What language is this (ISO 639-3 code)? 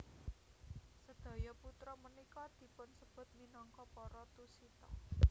jav